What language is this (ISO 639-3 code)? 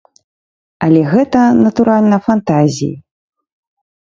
bel